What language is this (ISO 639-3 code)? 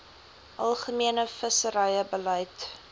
afr